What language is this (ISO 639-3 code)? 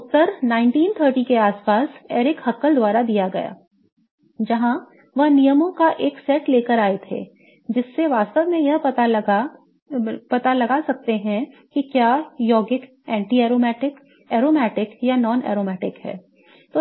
hin